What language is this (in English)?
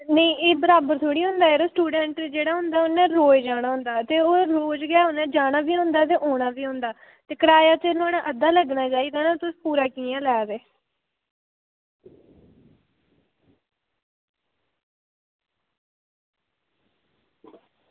Dogri